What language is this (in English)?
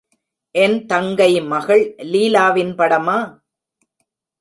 Tamil